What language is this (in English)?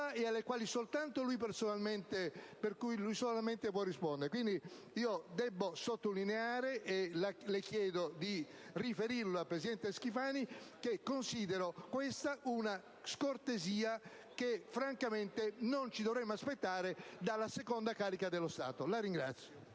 Italian